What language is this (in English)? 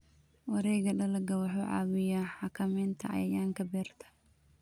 Somali